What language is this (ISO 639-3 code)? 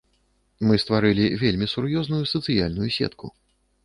bel